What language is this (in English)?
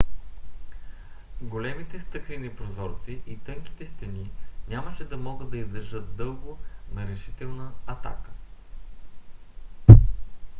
Bulgarian